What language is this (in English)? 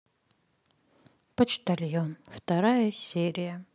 Russian